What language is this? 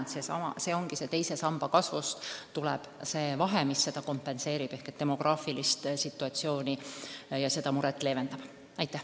Estonian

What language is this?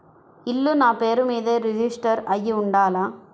Telugu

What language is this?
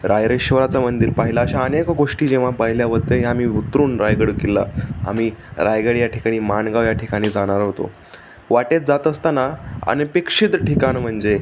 Marathi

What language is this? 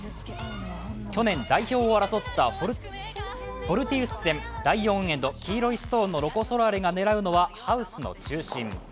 Japanese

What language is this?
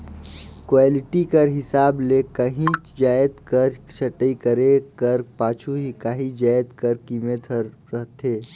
Chhattisgarhi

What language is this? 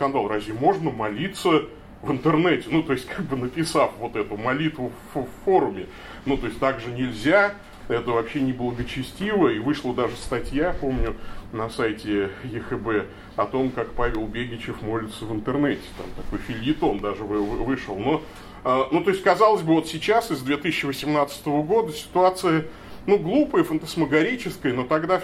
Russian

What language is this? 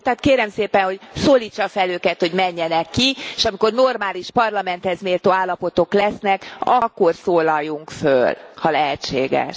Hungarian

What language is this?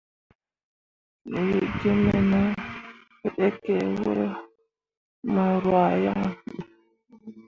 Mundang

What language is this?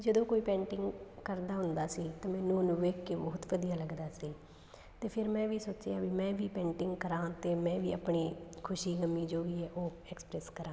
Punjabi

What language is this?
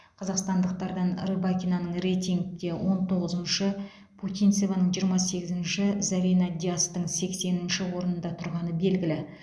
Kazakh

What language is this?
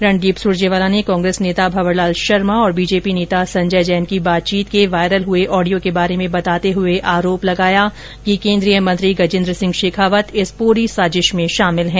Hindi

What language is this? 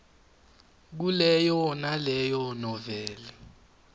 Swati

